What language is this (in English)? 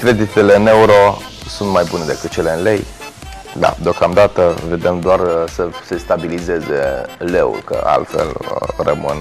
Romanian